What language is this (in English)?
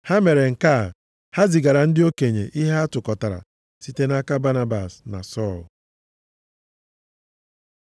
Igbo